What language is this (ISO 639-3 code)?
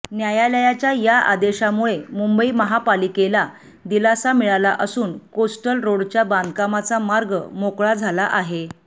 mar